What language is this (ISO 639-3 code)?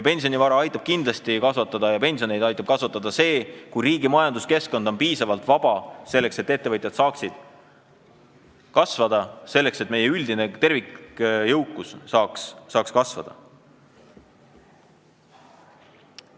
est